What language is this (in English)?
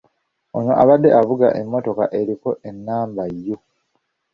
Ganda